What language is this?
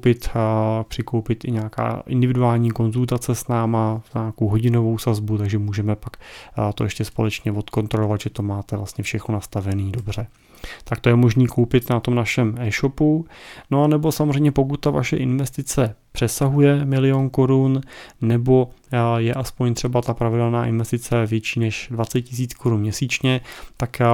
Czech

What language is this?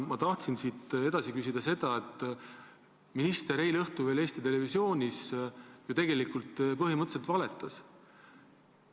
Estonian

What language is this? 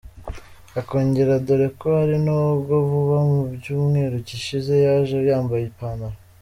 Kinyarwanda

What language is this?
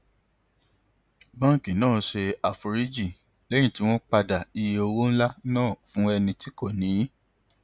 Yoruba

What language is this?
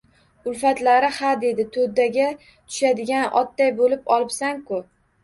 Uzbek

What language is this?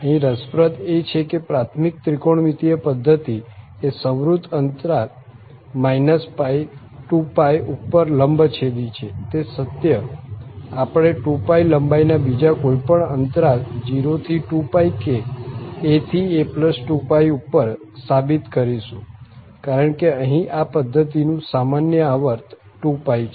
Gujarati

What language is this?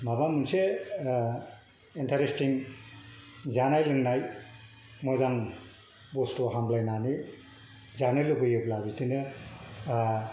Bodo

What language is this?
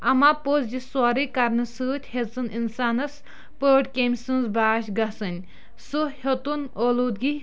Kashmiri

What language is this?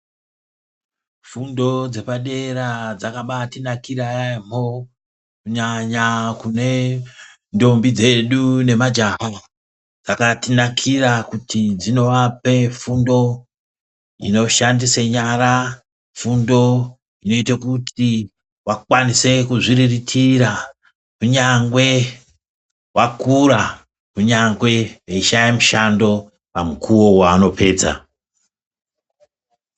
Ndau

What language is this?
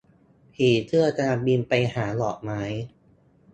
Thai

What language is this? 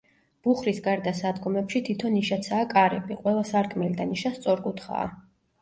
Georgian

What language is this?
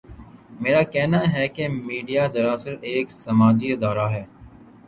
Urdu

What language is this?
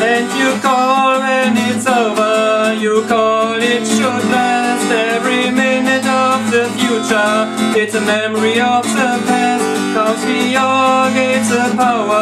English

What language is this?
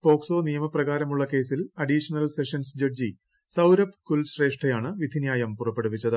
Malayalam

